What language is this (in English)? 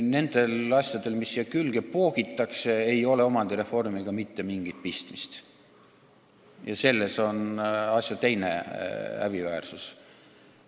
Estonian